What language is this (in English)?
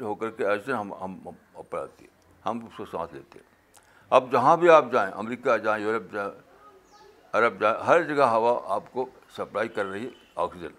Urdu